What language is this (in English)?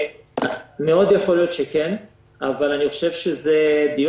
Hebrew